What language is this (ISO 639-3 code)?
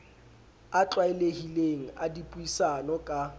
sot